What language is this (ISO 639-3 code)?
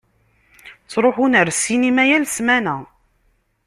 kab